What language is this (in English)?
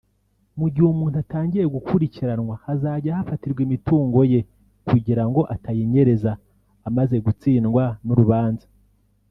Kinyarwanda